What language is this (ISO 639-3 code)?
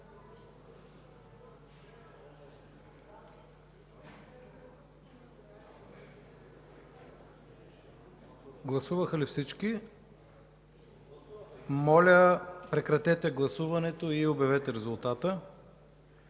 bul